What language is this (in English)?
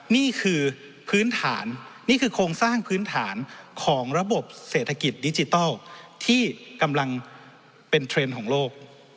Thai